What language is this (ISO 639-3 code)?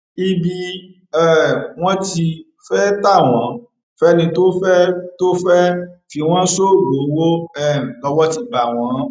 yor